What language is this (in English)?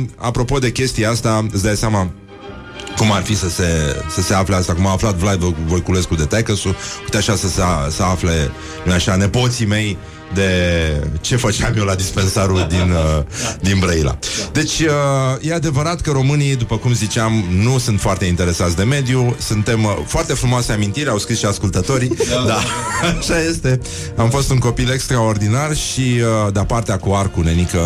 Romanian